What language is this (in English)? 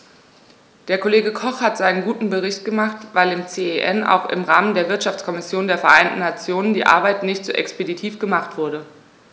German